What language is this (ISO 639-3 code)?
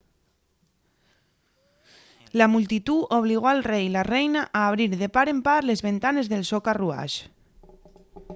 ast